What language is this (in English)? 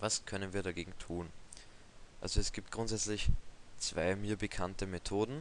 German